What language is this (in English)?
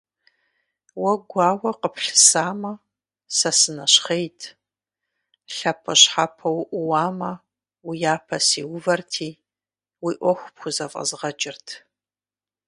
Kabardian